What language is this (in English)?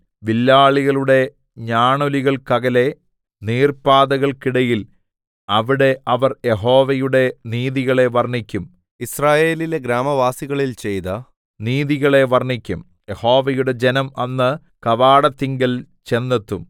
Malayalam